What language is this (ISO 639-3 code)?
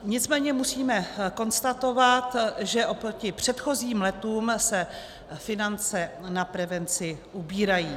ces